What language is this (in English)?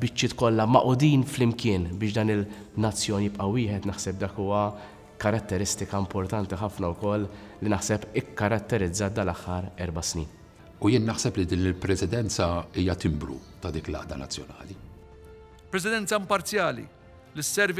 Arabic